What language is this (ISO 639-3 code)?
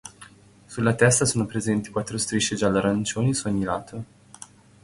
ita